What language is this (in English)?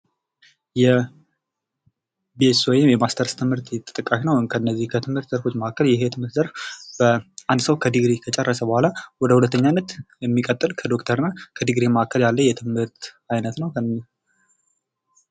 Amharic